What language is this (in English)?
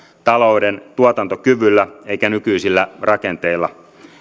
Finnish